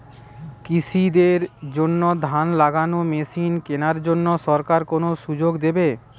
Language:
Bangla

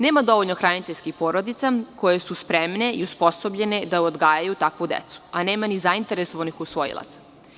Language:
Serbian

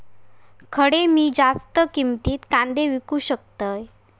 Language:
Marathi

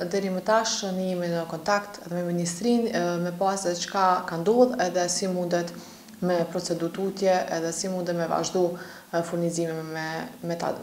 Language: Romanian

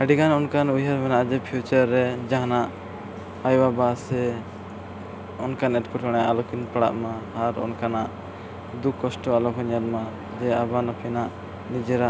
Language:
Santali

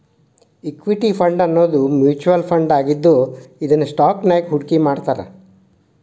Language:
Kannada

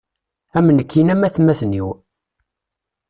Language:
Kabyle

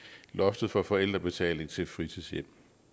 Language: Danish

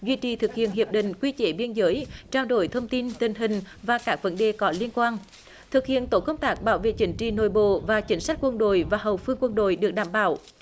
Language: Vietnamese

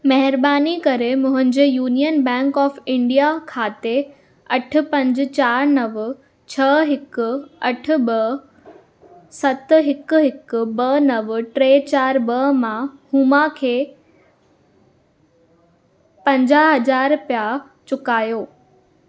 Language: Sindhi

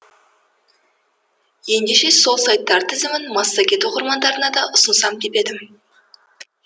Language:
Kazakh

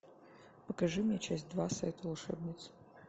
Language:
Russian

